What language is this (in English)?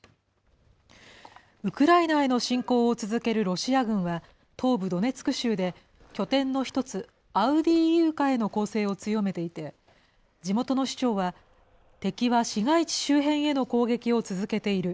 Japanese